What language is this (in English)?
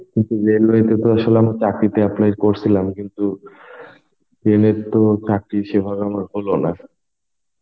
Bangla